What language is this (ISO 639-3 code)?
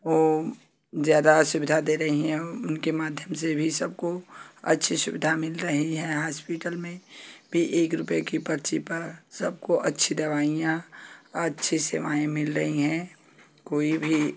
hin